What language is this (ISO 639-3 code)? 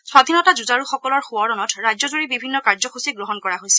asm